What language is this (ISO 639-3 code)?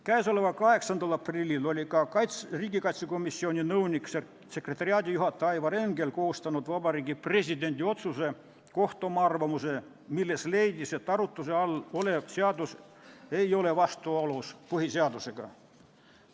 est